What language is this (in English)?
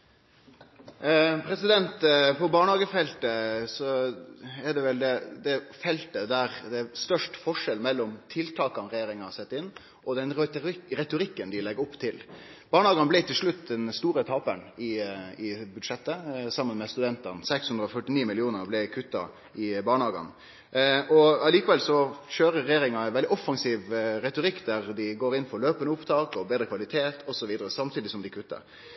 Norwegian Nynorsk